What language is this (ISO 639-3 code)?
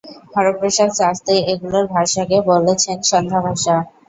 ben